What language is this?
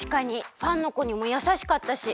Japanese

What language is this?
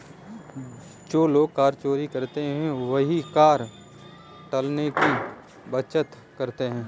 Hindi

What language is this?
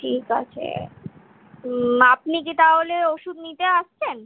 Bangla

